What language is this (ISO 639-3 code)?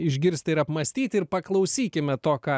lit